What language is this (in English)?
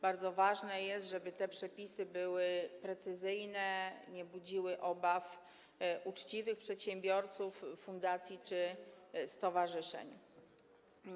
Polish